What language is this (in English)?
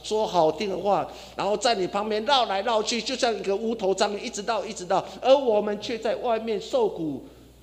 Chinese